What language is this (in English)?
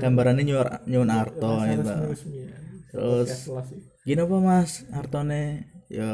Indonesian